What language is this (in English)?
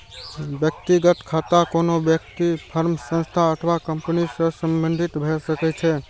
Maithili